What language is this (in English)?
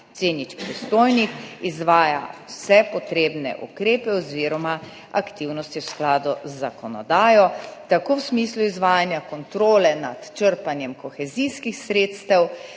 Slovenian